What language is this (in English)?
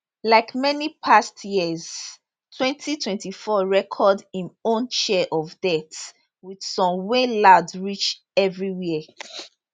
Nigerian Pidgin